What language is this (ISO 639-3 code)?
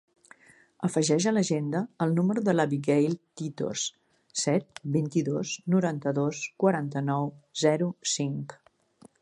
cat